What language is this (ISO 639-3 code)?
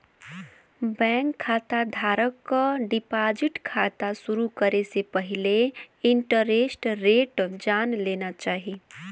bho